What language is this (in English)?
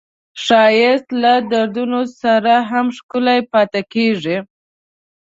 Pashto